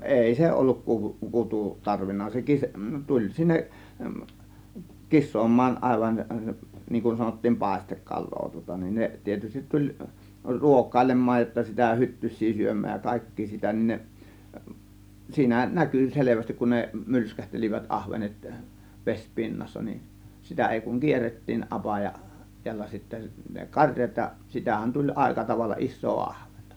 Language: Finnish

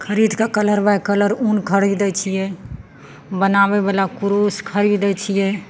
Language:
Maithili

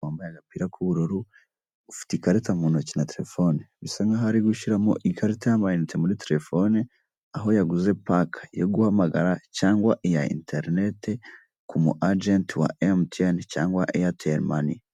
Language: Kinyarwanda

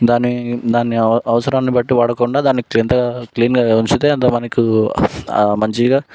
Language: Telugu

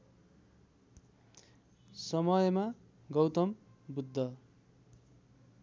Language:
Nepali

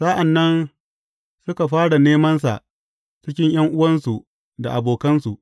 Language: Hausa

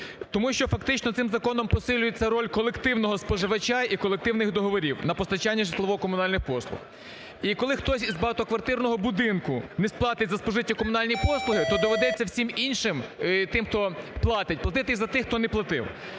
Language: Ukrainian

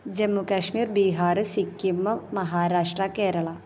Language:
Malayalam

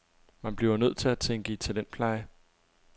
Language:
Danish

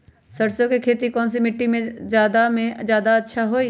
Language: Magahi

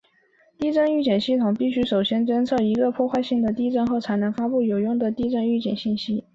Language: Chinese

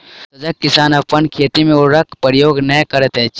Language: Maithili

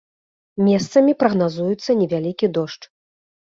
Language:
Belarusian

